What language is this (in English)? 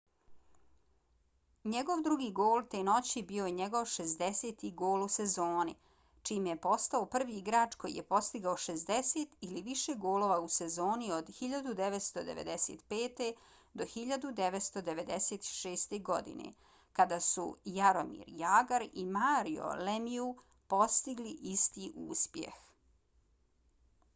Bosnian